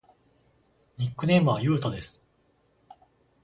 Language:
Japanese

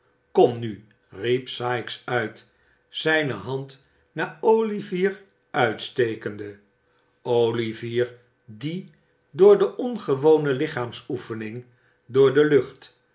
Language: Dutch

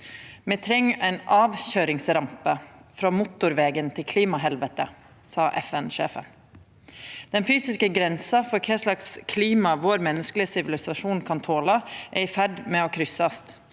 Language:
Norwegian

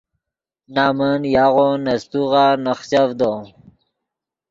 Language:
Yidgha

